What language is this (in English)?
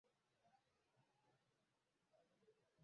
Ganda